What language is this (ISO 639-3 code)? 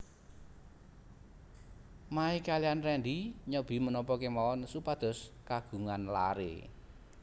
jav